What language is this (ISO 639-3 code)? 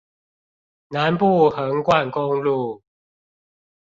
zho